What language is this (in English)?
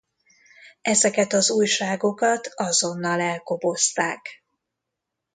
Hungarian